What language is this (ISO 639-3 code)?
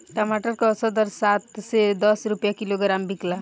bho